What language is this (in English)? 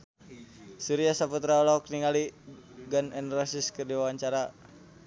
Sundanese